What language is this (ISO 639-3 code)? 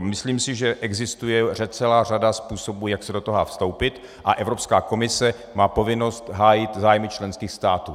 ces